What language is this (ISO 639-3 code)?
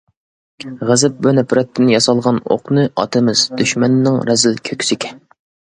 uig